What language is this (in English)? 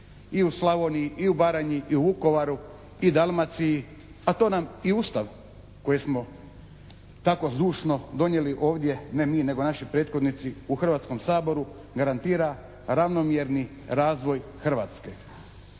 Croatian